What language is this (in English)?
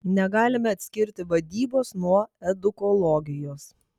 Lithuanian